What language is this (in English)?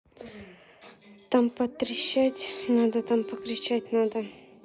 Russian